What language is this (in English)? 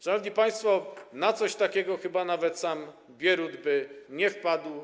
Polish